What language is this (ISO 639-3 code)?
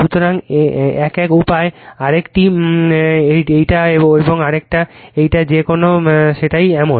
ben